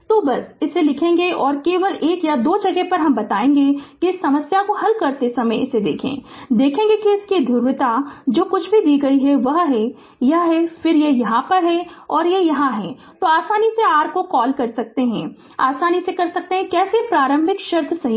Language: Hindi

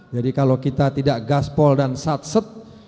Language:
Indonesian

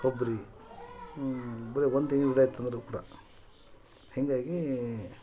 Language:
Kannada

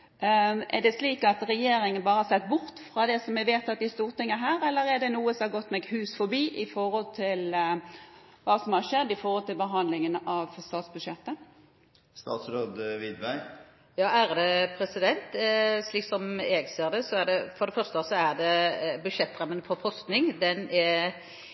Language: Norwegian Bokmål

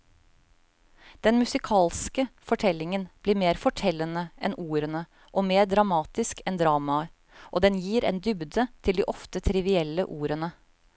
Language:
Norwegian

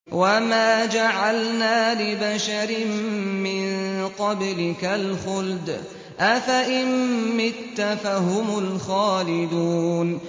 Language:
Arabic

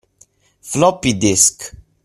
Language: Italian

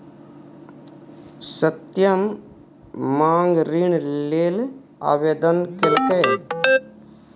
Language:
Maithili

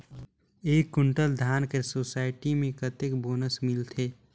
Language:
Chhattisgarhi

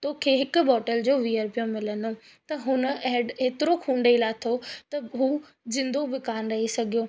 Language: Sindhi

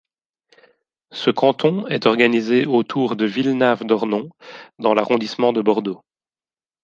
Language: French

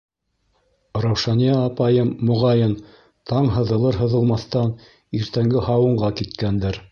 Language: Bashkir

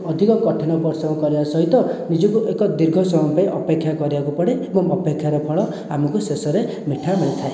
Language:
Odia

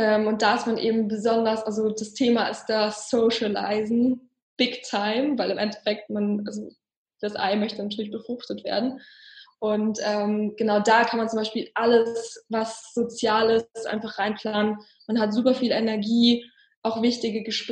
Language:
German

